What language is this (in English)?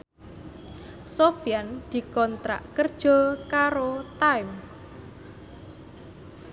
Javanese